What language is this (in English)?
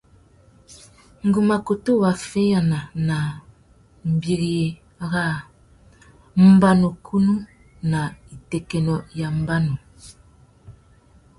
Tuki